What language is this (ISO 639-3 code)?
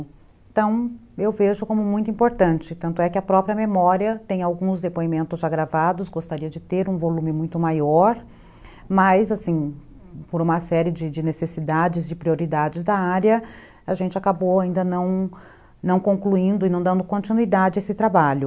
por